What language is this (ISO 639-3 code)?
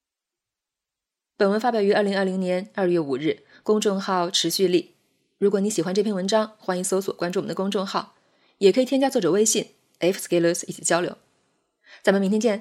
zho